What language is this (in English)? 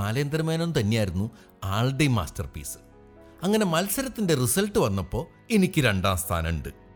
Malayalam